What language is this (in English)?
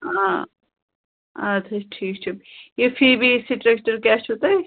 Kashmiri